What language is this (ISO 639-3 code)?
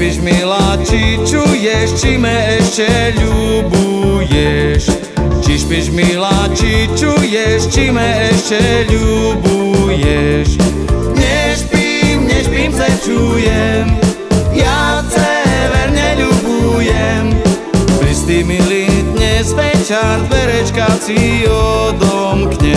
slk